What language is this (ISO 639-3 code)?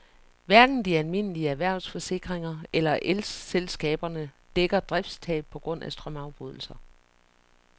dan